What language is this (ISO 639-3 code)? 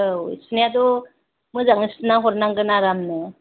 brx